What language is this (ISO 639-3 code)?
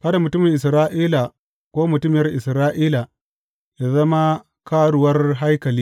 hau